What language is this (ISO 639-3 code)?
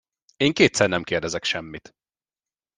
hun